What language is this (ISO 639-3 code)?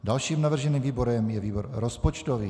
ces